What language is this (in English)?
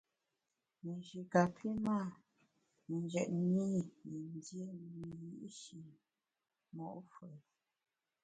Bamun